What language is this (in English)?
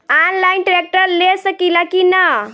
Bhojpuri